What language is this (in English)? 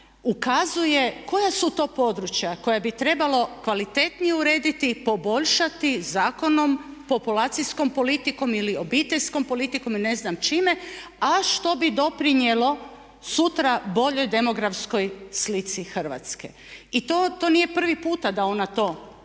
Croatian